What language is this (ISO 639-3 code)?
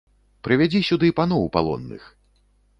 bel